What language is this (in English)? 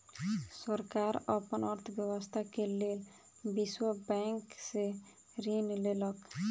Maithili